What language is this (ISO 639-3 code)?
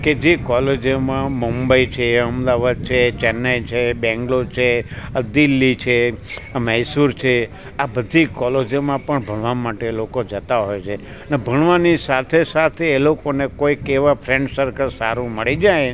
guj